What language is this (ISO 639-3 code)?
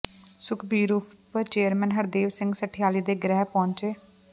pan